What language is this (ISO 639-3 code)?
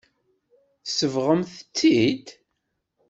kab